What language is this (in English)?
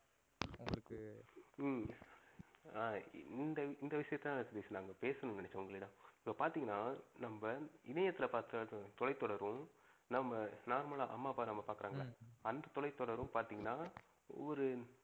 Tamil